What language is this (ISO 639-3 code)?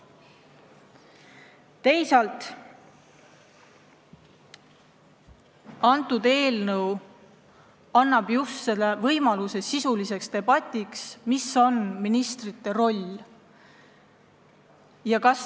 est